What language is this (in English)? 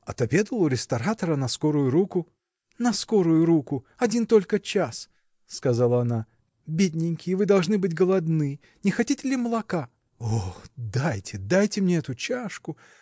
Russian